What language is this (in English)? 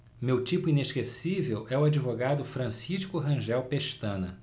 Portuguese